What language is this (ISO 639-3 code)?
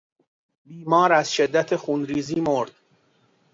fas